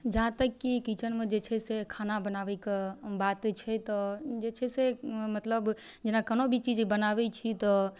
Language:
Maithili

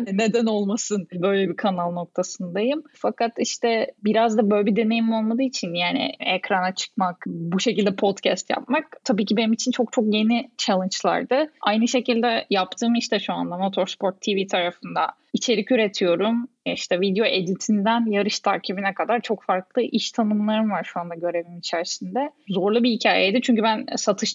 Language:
Turkish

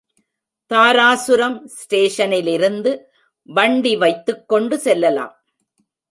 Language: Tamil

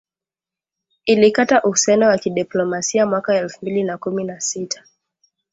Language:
Swahili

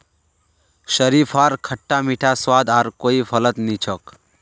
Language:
Magahi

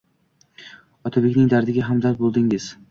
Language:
Uzbek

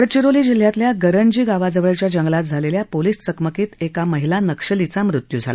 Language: Marathi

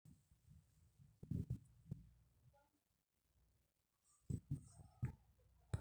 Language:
Masai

